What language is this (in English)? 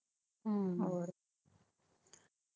Punjabi